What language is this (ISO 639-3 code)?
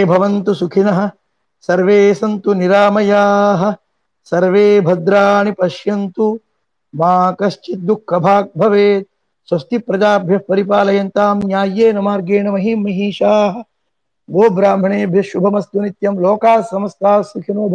tam